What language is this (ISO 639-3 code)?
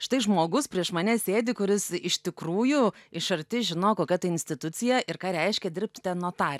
lit